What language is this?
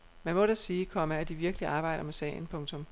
Danish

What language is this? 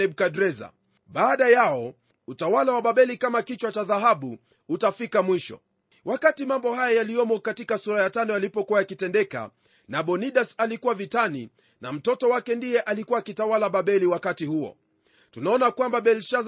Swahili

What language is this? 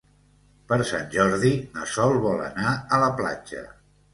Catalan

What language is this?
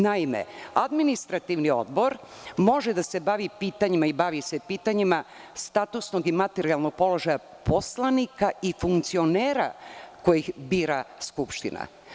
Serbian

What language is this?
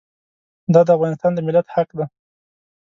Pashto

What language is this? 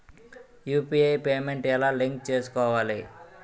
Telugu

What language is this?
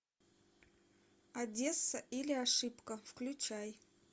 Russian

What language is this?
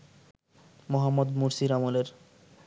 Bangla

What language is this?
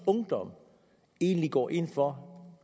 Danish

